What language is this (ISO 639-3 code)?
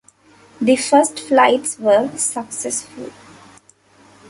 eng